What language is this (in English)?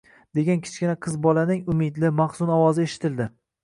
Uzbek